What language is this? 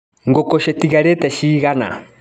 Kikuyu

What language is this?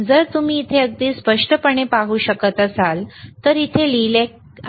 Marathi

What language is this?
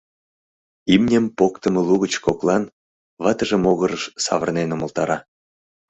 Mari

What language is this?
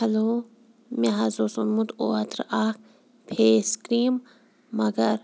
Kashmiri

